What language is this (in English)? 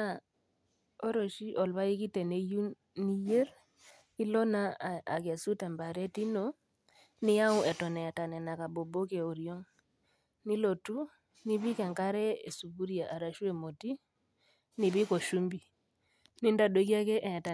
Masai